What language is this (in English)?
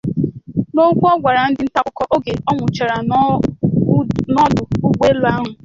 Igbo